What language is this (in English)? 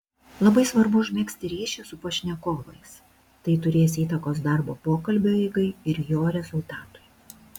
Lithuanian